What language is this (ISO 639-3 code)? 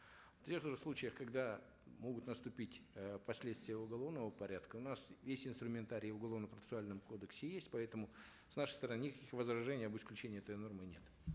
kaz